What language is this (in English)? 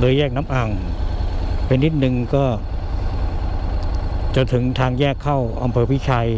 Thai